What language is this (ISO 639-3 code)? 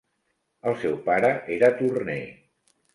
cat